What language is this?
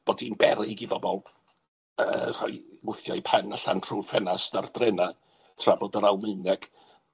Welsh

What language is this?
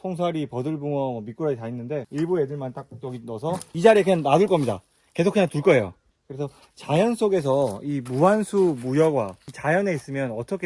Korean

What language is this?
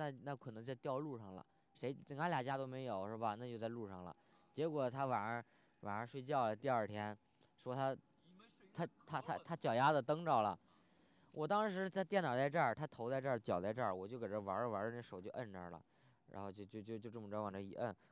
Chinese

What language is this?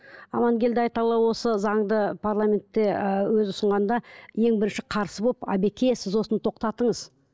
Kazakh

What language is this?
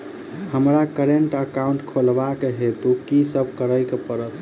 Maithili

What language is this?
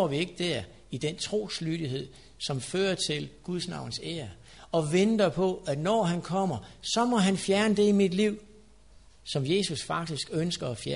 Danish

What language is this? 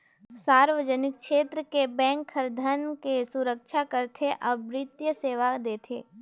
Chhattisgarhi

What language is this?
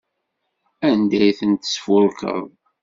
Kabyle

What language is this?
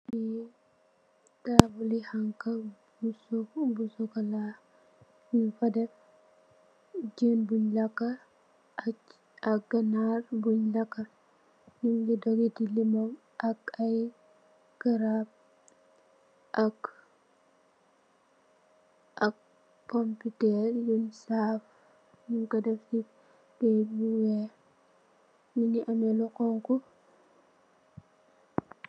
Wolof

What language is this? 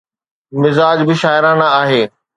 Sindhi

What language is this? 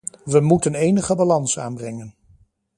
Dutch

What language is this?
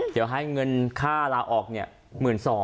Thai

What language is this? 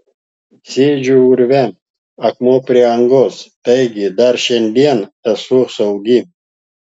Lithuanian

